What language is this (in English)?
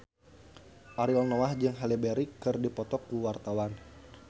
Sundanese